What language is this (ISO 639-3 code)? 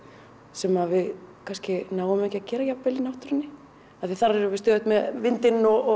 isl